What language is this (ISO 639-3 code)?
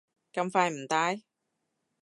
yue